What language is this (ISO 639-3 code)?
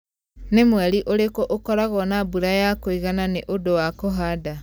kik